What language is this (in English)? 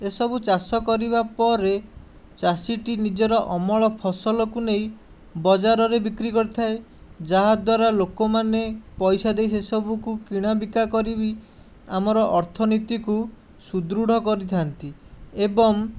Odia